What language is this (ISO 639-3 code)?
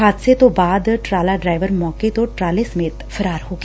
pan